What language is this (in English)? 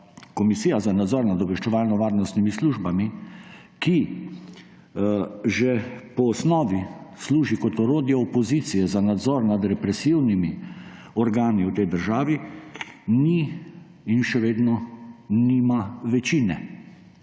Slovenian